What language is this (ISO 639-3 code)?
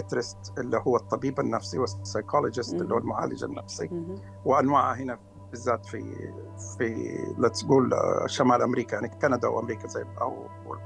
ara